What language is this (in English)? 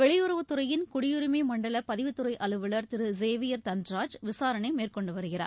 Tamil